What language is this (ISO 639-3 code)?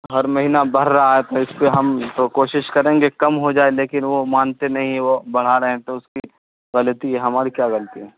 urd